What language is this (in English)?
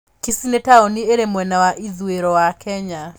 Kikuyu